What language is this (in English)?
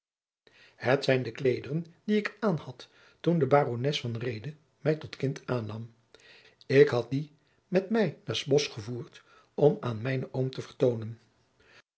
Dutch